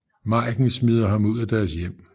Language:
Danish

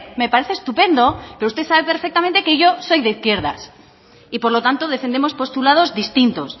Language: Spanish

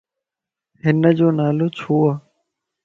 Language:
Lasi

